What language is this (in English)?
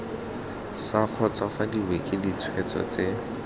Tswana